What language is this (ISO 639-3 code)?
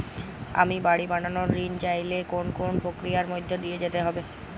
ben